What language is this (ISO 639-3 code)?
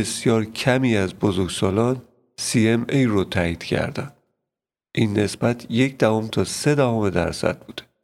fas